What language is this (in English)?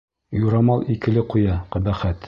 Bashkir